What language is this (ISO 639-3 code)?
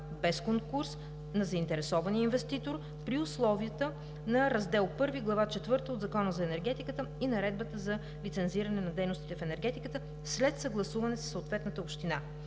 bul